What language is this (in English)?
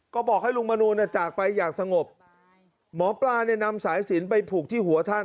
Thai